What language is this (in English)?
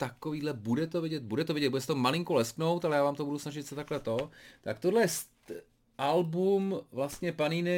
Czech